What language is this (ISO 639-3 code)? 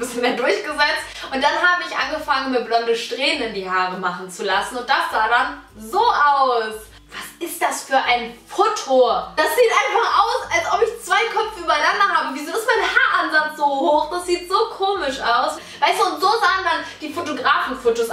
deu